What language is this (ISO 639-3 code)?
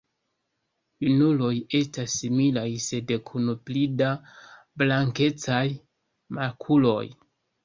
epo